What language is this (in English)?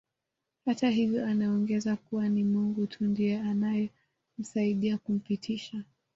Swahili